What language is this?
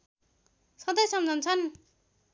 Nepali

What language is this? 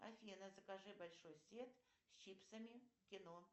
Russian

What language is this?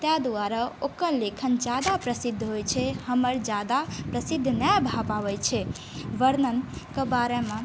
Maithili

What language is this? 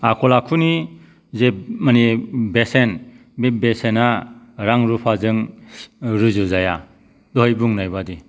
Bodo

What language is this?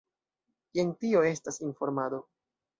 Esperanto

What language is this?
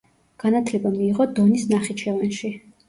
Georgian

